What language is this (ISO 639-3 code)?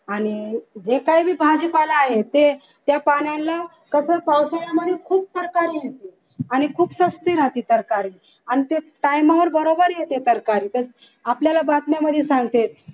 mar